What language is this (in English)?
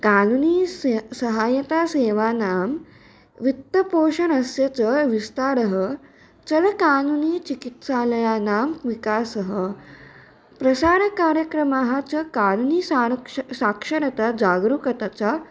Sanskrit